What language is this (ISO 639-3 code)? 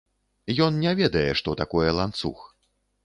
bel